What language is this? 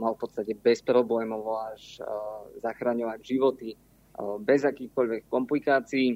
Slovak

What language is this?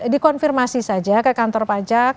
Indonesian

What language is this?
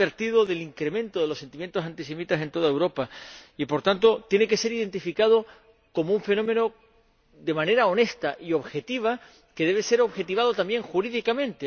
Spanish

